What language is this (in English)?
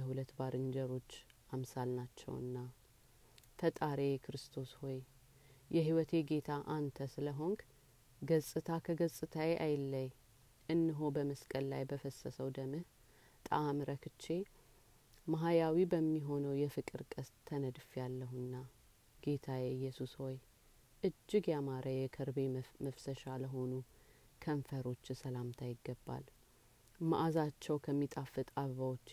Amharic